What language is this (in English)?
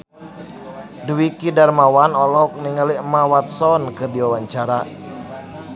Sundanese